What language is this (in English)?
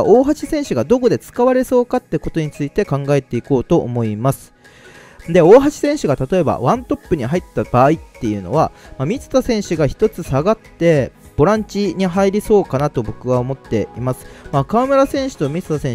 Japanese